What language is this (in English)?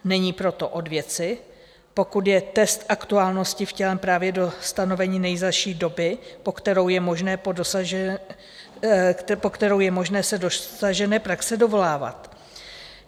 Czech